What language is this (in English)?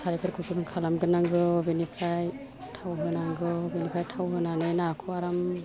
Bodo